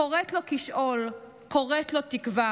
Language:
Hebrew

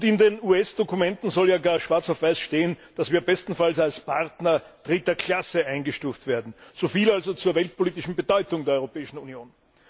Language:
German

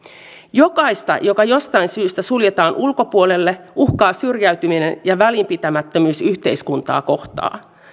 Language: Finnish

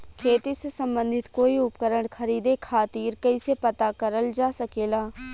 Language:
Bhojpuri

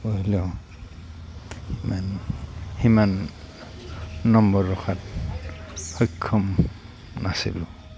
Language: Assamese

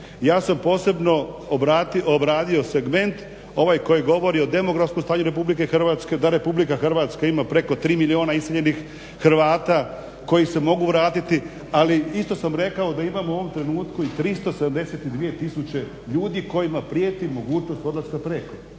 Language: Croatian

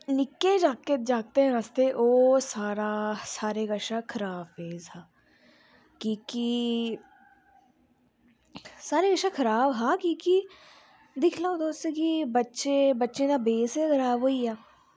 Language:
Dogri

